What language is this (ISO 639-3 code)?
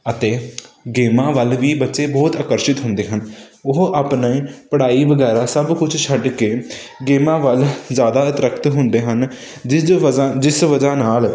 pan